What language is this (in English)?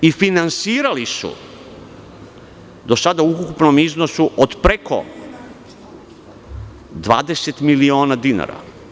Serbian